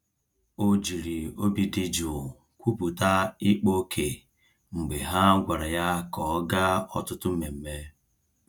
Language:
Igbo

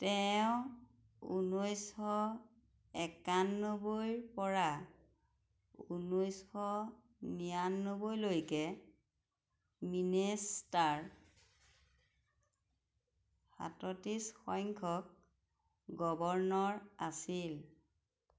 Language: Assamese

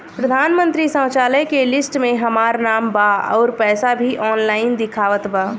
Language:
Bhojpuri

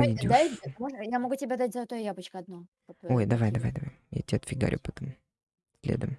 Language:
Russian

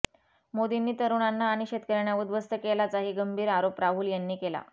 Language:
Marathi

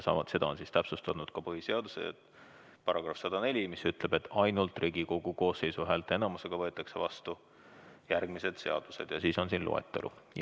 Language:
Estonian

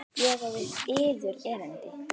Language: Icelandic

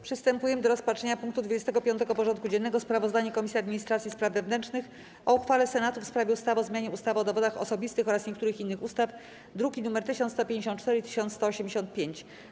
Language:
Polish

